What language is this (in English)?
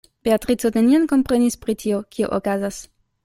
Esperanto